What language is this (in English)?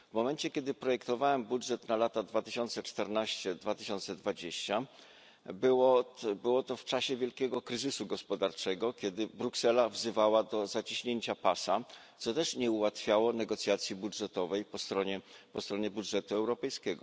Polish